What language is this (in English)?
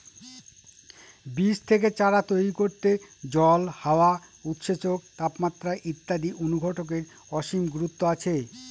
Bangla